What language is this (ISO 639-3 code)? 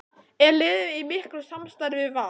isl